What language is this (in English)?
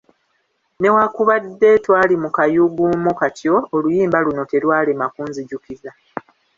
Ganda